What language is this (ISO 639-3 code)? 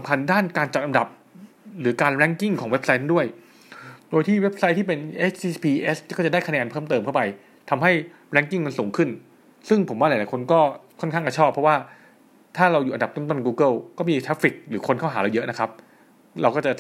tha